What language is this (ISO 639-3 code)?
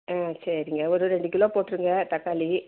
tam